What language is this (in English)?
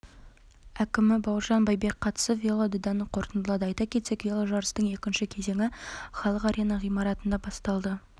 Kazakh